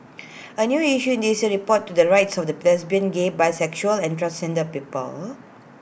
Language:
English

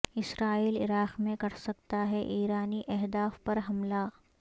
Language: Urdu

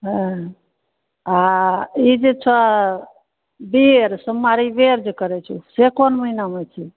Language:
Maithili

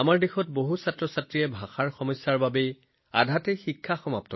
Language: Assamese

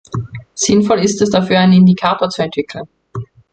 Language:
German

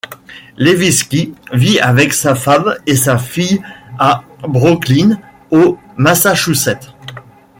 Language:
French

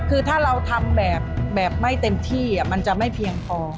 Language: Thai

